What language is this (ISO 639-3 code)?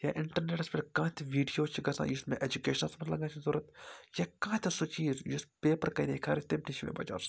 kas